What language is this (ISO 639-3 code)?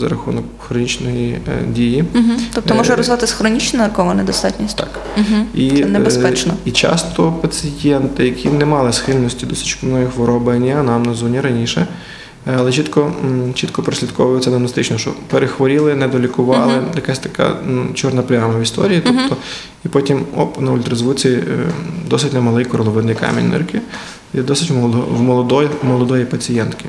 ukr